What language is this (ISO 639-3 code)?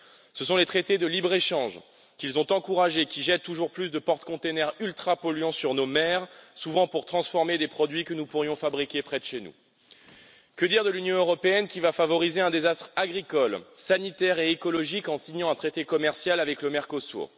fra